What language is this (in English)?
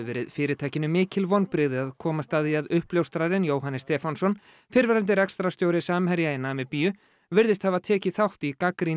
Icelandic